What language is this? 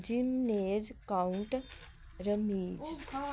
Punjabi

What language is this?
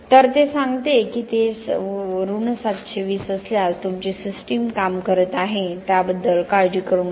Marathi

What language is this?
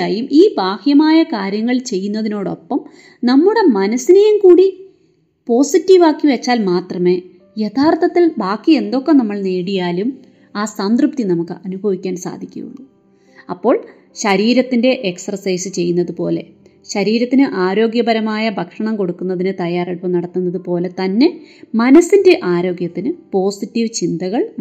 Malayalam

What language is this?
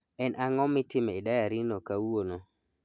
Luo (Kenya and Tanzania)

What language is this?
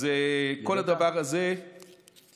Hebrew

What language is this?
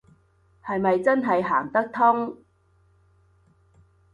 Cantonese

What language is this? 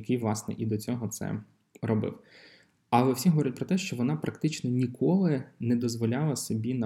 Ukrainian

